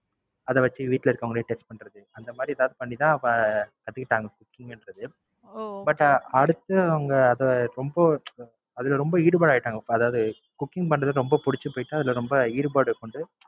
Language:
Tamil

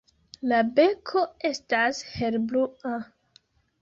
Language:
Esperanto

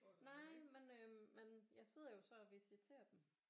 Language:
Danish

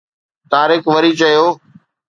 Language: Sindhi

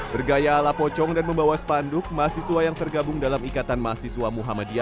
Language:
Indonesian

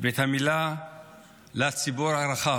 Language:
Hebrew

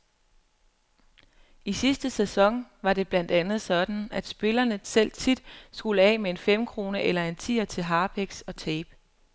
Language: Danish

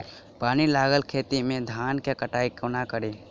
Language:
Maithili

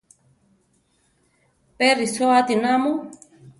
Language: Central Tarahumara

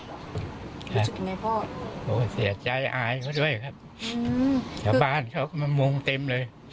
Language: Thai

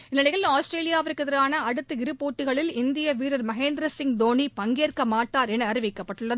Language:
Tamil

